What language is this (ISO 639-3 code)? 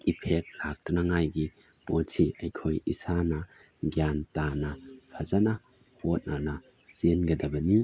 mni